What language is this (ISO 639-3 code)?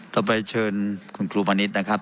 tha